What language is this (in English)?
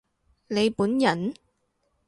Cantonese